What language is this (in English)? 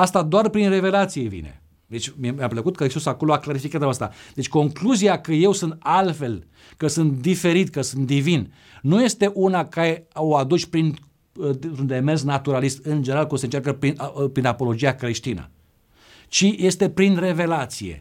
Romanian